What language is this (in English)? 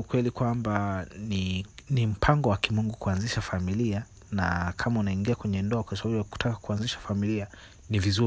Swahili